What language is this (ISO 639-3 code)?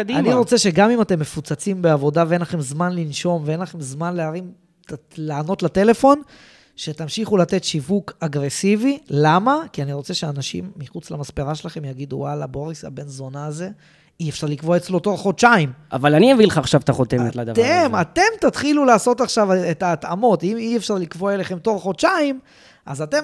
heb